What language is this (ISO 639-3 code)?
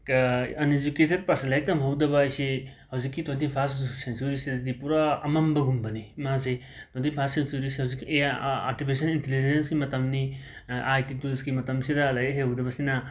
mni